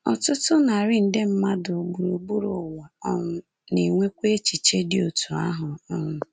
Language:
Igbo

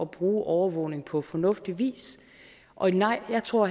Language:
Danish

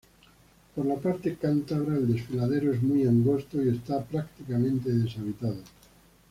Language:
Spanish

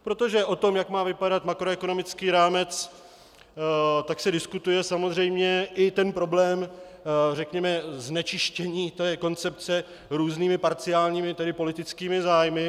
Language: Czech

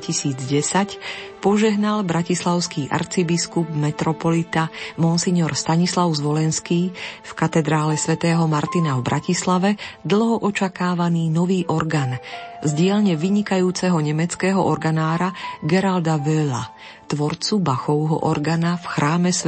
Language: Slovak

